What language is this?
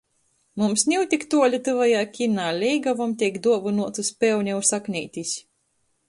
Latgalian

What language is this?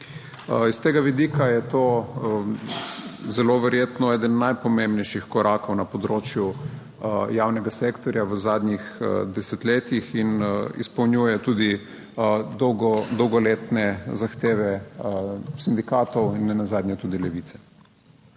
Slovenian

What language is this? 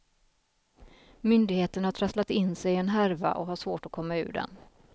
Swedish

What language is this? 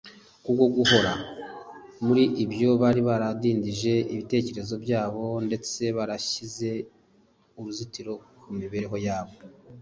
Kinyarwanda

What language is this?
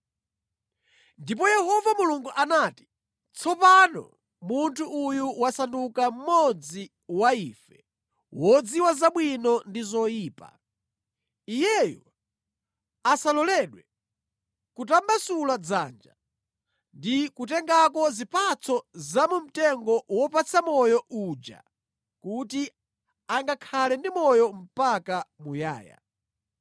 Nyanja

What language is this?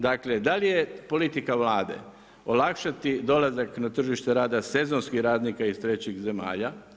Croatian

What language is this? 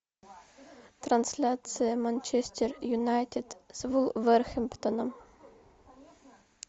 Russian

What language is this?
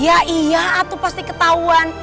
Indonesian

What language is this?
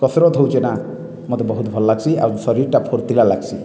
Odia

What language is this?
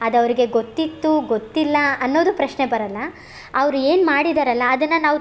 Kannada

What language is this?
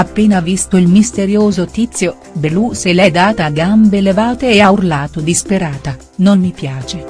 Italian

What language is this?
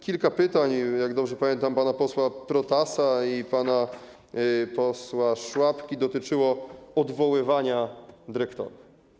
Polish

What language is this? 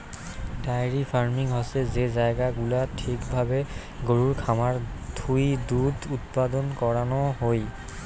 Bangla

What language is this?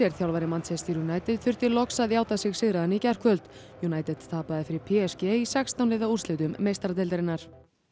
Icelandic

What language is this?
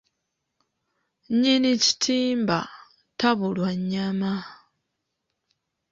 Ganda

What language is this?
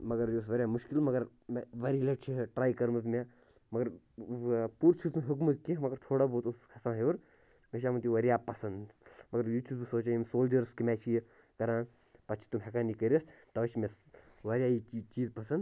Kashmiri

